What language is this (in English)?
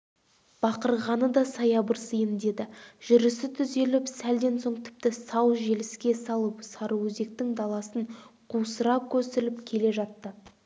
Kazakh